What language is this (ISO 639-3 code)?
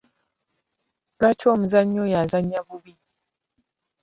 lug